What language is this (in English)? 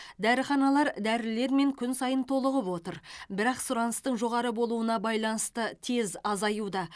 Kazakh